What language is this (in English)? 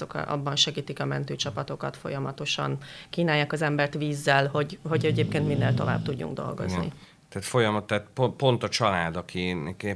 Hungarian